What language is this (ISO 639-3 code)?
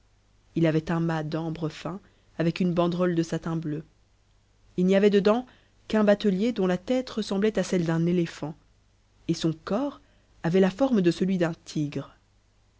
fra